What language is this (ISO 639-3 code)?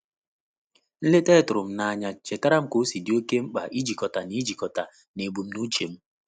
ibo